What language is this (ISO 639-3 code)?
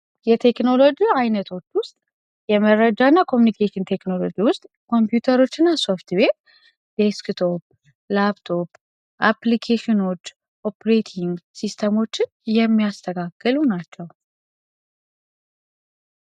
amh